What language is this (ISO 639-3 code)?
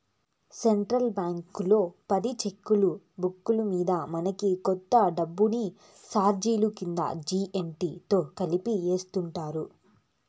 tel